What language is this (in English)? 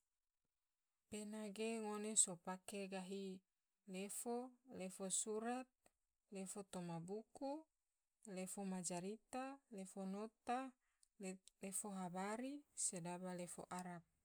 Tidore